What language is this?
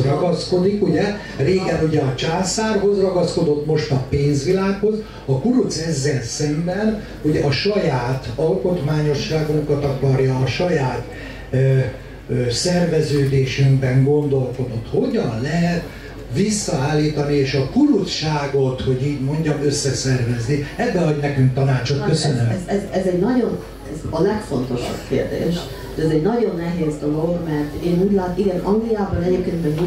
Hungarian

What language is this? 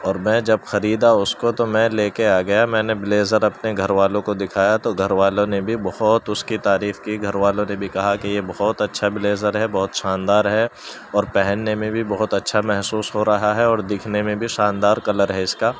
Urdu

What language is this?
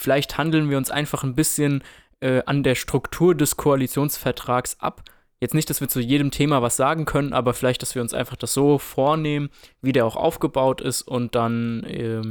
German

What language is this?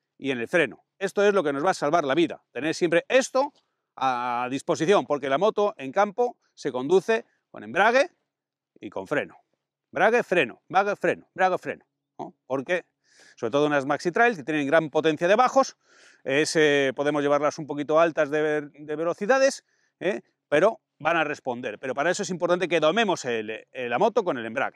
Spanish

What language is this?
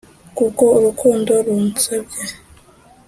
Kinyarwanda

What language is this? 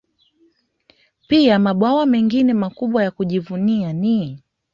Swahili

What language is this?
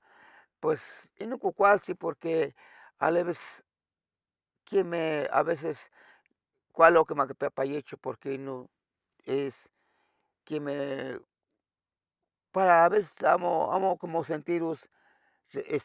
Tetelcingo Nahuatl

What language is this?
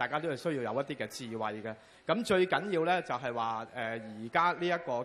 Chinese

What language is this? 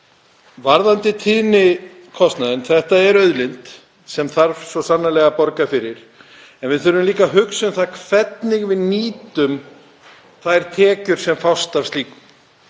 Icelandic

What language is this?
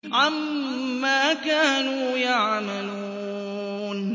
Arabic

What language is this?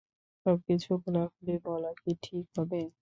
Bangla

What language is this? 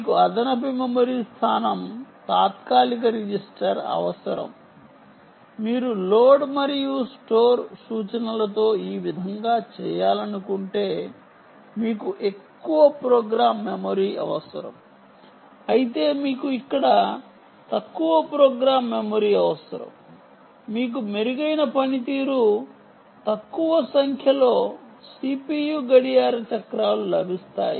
Telugu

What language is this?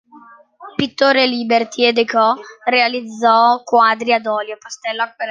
Italian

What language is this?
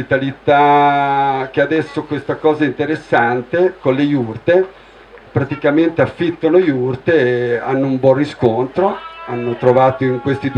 Italian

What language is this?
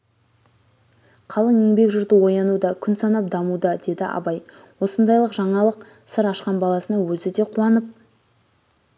Kazakh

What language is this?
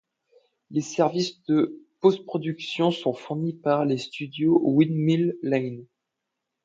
French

